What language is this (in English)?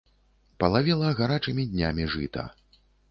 Belarusian